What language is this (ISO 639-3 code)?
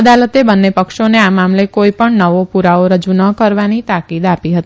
guj